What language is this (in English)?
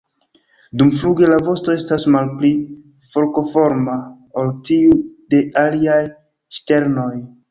Esperanto